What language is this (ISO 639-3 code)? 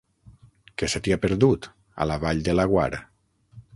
cat